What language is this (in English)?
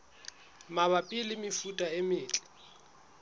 Southern Sotho